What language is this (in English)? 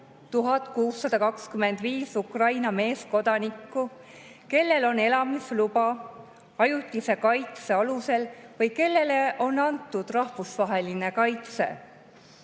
Estonian